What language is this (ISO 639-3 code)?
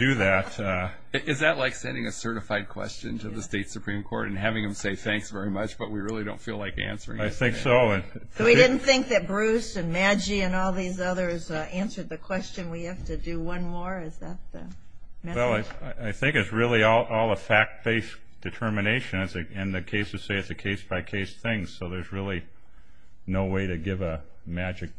eng